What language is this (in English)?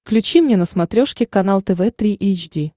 Russian